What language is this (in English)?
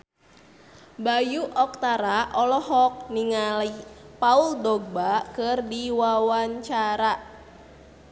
Sundanese